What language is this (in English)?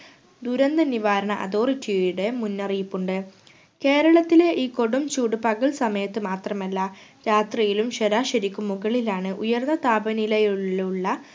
Malayalam